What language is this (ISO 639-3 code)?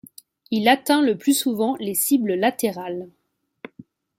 fra